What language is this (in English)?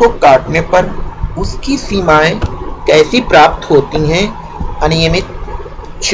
Hindi